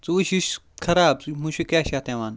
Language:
Kashmiri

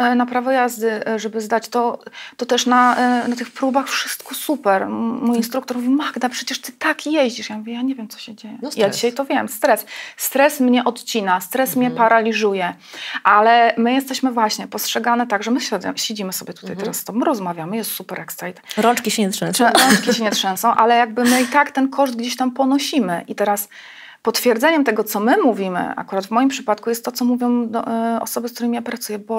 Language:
Polish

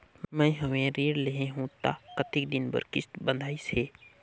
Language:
Chhattisgarhi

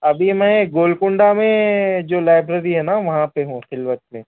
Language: Urdu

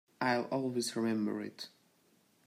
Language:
English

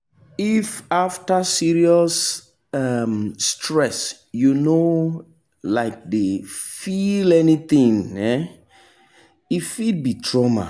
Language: Nigerian Pidgin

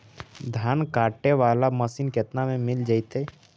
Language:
Magahi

